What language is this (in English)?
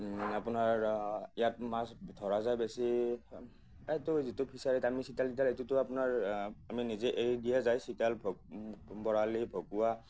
Assamese